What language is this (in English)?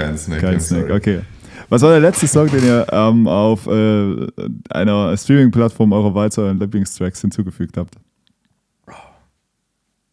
German